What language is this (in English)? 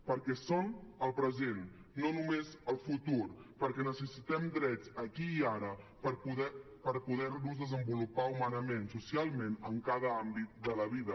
Catalan